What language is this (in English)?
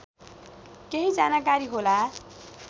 Nepali